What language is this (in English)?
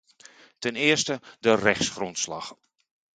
Dutch